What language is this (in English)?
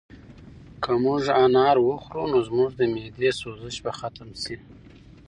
Pashto